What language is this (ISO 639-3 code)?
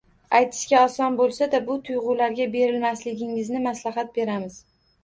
uzb